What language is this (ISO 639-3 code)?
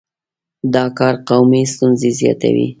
pus